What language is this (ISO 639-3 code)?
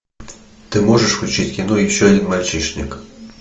rus